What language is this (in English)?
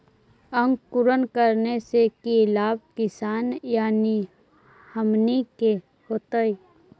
Magahi